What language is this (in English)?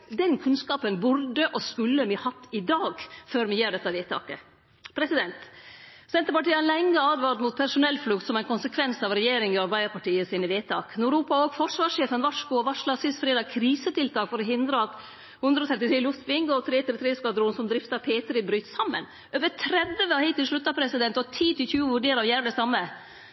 Norwegian Nynorsk